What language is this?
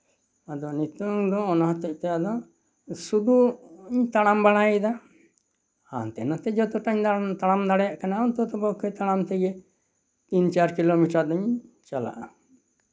Santali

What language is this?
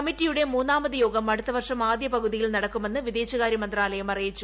Malayalam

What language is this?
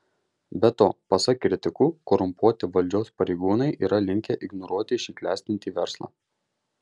Lithuanian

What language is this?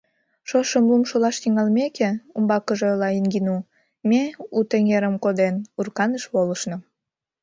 Mari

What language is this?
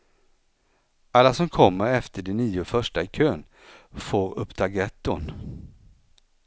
Swedish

